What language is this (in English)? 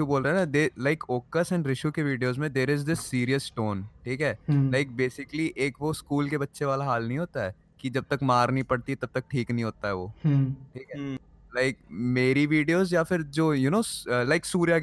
Hindi